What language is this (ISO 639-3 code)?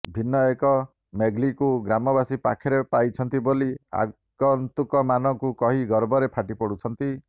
ori